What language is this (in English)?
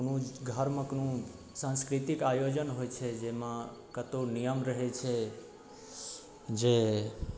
Maithili